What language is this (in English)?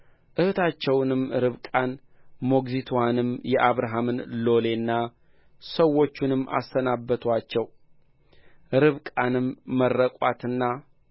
Amharic